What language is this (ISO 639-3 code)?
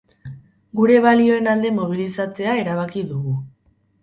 eus